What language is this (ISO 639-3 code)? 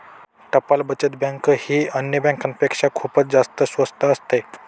mar